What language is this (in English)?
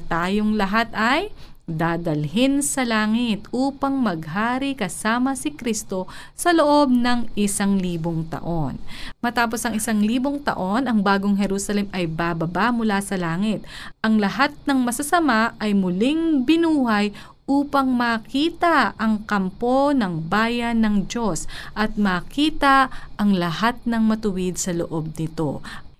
Filipino